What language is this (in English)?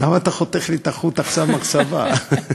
Hebrew